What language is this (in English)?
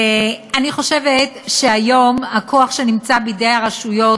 Hebrew